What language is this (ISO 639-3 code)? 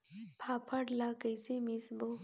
hne